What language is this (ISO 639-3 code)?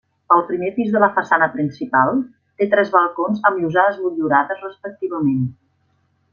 cat